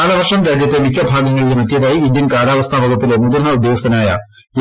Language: Malayalam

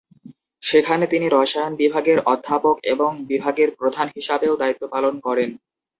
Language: Bangla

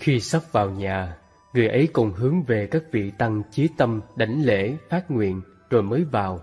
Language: Vietnamese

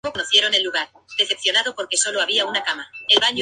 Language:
Spanish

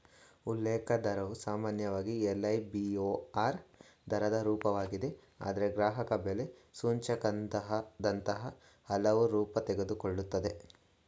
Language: Kannada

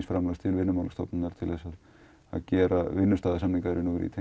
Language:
Icelandic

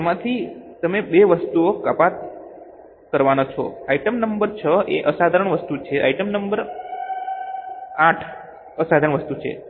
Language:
Gujarati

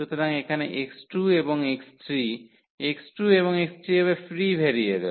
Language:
Bangla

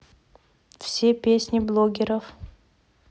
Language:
Russian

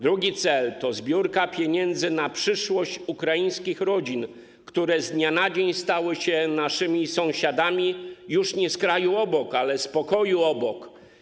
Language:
Polish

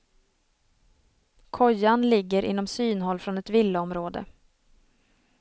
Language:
Swedish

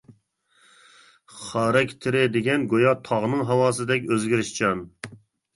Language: Uyghur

